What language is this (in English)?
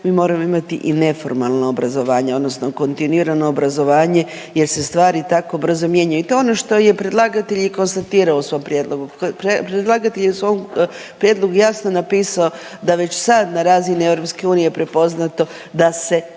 Croatian